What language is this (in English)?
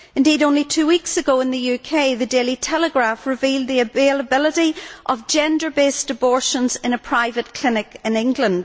English